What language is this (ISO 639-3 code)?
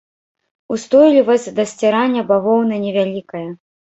bel